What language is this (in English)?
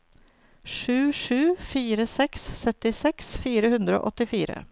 Norwegian